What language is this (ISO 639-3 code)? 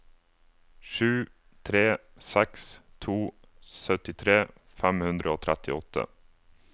nor